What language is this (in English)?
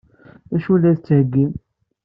Kabyle